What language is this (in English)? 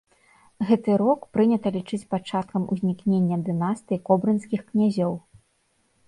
Belarusian